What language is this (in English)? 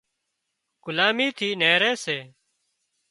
Wadiyara Koli